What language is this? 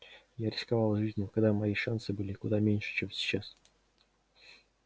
Russian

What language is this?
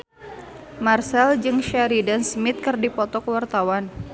Sundanese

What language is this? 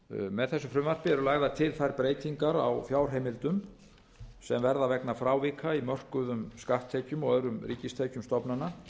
Icelandic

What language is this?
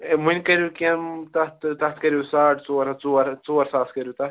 Kashmiri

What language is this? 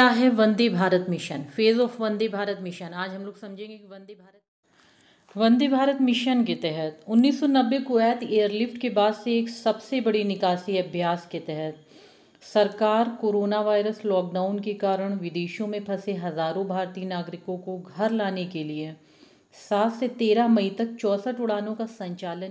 Hindi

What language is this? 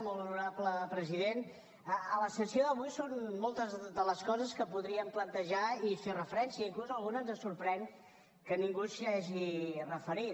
Catalan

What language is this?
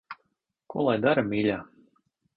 Latvian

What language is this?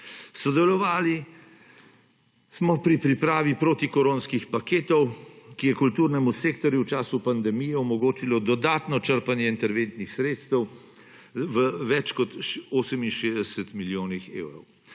Slovenian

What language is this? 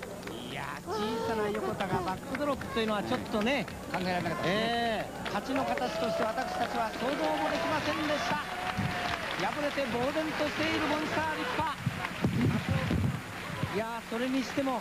Japanese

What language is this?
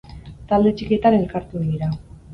Basque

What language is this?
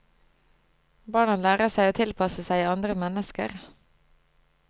Norwegian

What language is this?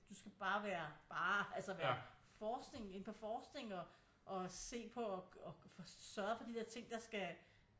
Danish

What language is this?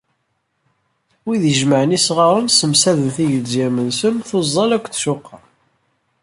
Kabyle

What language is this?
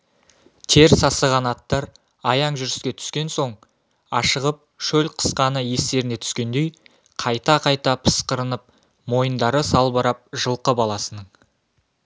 Kazakh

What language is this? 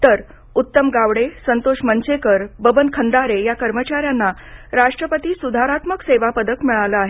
Marathi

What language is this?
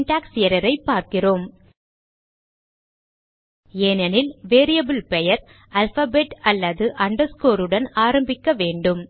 Tamil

